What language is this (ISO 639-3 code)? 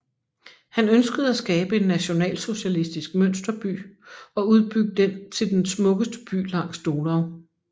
dan